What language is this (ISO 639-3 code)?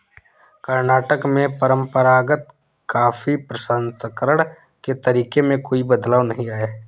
hin